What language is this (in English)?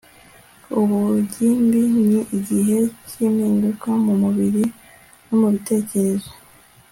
Kinyarwanda